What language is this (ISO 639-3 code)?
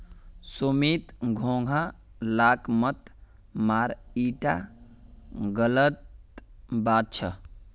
mag